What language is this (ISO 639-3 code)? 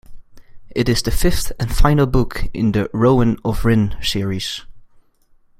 eng